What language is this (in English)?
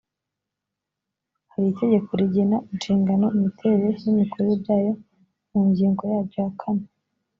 Kinyarwanda